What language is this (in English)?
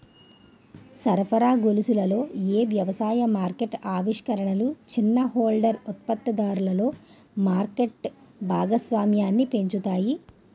Telugu